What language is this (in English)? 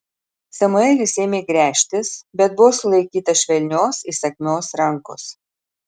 Lithuanian